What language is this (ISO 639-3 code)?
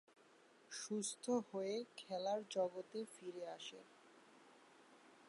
ben